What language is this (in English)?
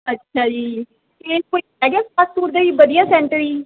Punjabi